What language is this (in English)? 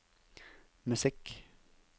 Norwegian